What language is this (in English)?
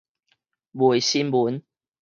Min Nan Chinese